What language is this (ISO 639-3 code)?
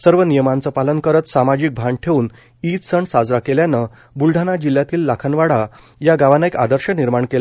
mar